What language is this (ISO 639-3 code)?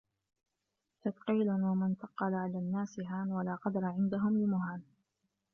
ara